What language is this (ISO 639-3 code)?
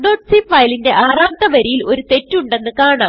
mal